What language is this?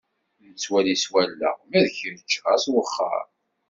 Kabyle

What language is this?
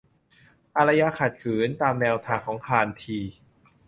Thai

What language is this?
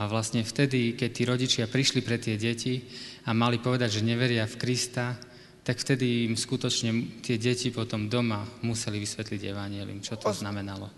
Slovak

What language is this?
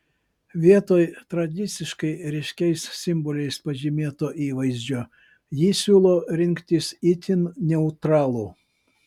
Lithuanian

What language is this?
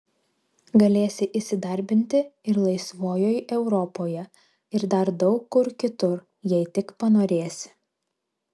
Lithuanian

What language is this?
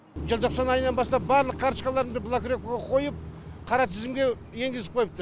Kazakh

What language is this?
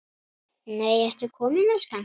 Icelandic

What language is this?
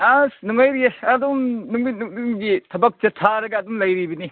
Manipuri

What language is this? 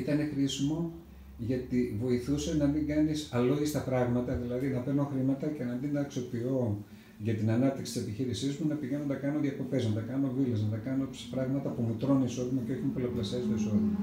Greek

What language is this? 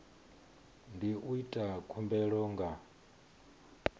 Venda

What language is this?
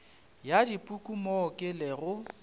Northern Sotho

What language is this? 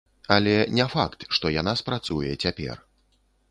Belarusian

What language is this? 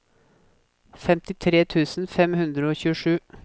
Norwegian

